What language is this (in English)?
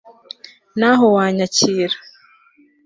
Kinyarwanda